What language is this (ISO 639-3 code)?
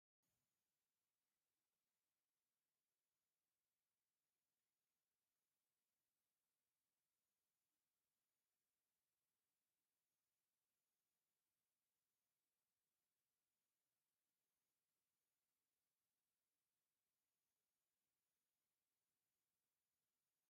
tir